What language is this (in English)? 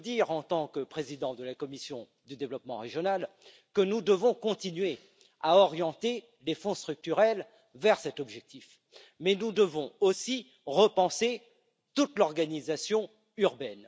French